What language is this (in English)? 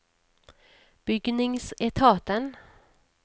Norwegian